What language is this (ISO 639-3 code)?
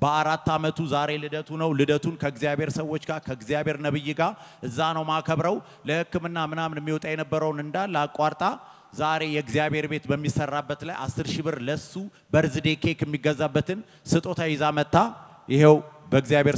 ara